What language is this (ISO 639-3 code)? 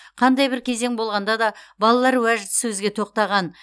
kaz